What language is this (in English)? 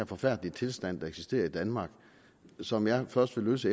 Danish